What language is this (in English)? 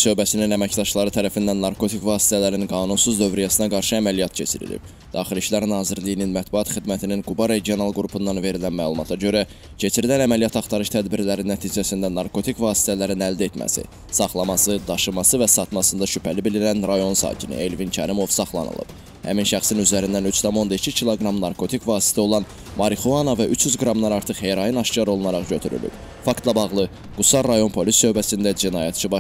Turkish